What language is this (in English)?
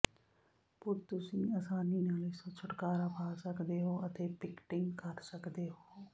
Punjabi